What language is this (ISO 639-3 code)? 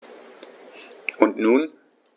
deu